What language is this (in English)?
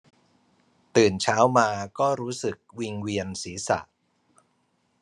Thai